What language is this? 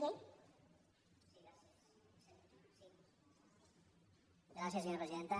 Catalan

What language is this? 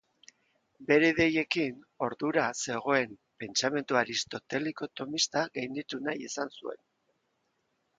Basque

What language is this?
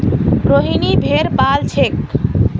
Magahi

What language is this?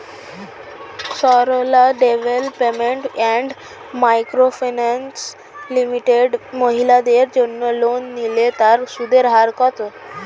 Bangla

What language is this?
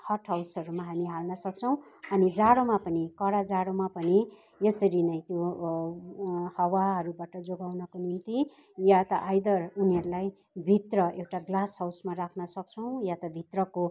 Nepali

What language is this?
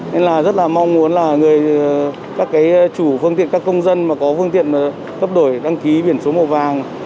Vietnamese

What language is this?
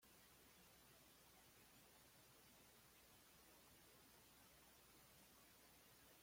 Spanish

